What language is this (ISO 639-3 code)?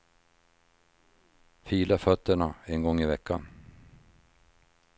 swe